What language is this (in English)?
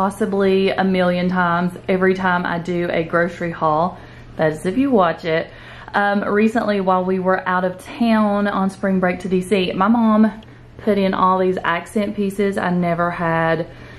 English